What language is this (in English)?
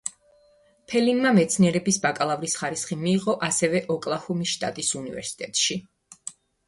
Georgian